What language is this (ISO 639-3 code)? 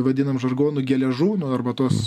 lit